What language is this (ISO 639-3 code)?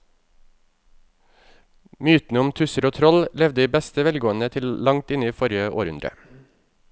nor